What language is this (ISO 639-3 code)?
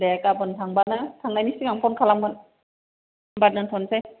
brx